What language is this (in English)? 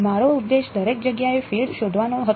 Gujarati